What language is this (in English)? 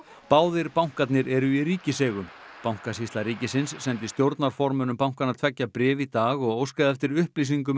Icelandic